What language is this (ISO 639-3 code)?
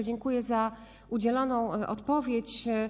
pol